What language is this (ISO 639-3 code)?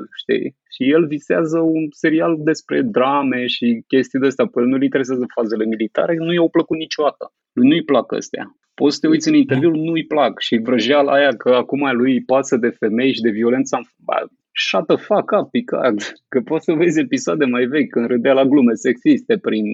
ron